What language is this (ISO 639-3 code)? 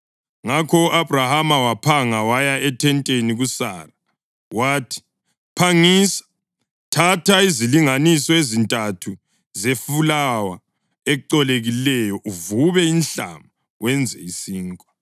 nde